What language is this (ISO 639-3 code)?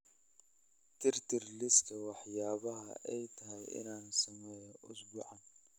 som